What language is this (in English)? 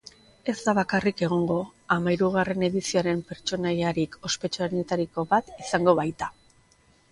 Basque